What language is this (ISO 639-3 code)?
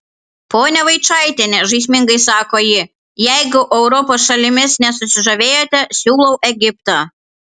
lit